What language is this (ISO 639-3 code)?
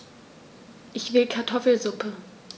deu